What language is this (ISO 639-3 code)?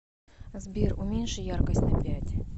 rus